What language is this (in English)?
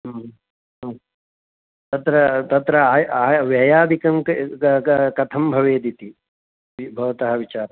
Sanskrit